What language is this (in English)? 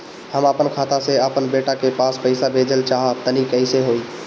Bhojpuri